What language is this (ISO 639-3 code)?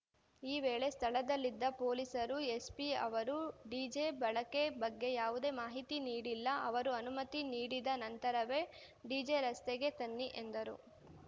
kan